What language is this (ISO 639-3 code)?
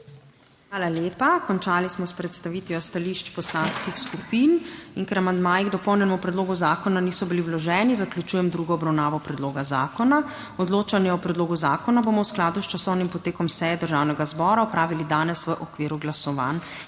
slv